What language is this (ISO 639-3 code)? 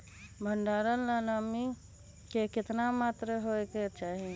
mag